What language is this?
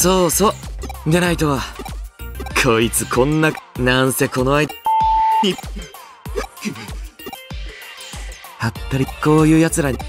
Japanese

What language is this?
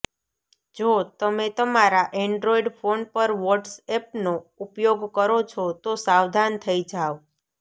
Gujarati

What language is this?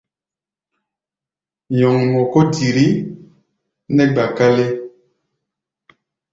Gbaya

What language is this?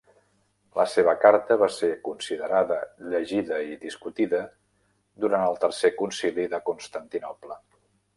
Catalan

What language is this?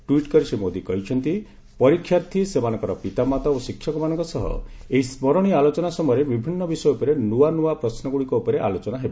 Odia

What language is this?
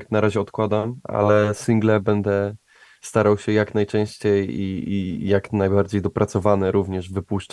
Polish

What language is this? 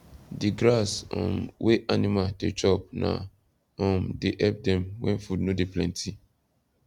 Nigerian Pidgin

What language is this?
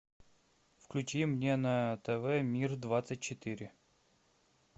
Russian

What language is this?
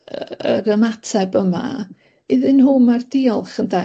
Welsh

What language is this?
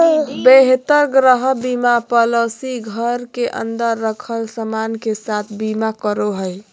Magahi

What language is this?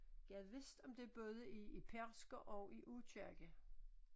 Danish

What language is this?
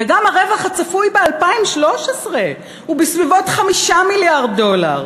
Hebrew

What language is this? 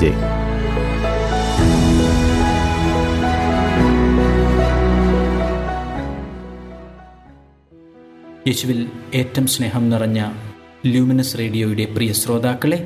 Malayalam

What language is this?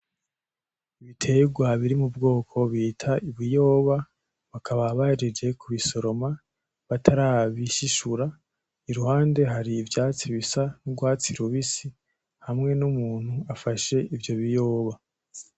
Rundi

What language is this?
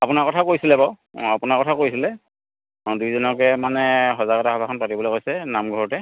Assamese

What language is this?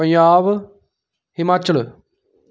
Dogri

